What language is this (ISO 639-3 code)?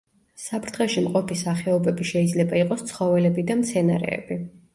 kat